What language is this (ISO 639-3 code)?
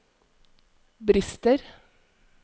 nor